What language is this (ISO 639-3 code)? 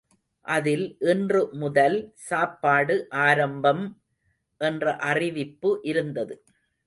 tam